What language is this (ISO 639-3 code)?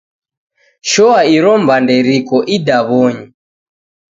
dav